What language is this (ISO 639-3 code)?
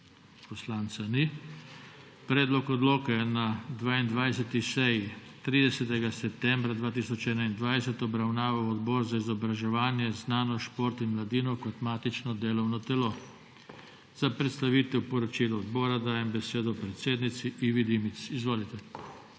slv